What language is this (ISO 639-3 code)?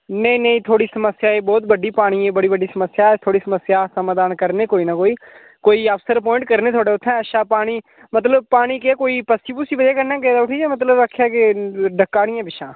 doi